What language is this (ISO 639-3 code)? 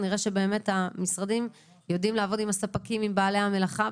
heb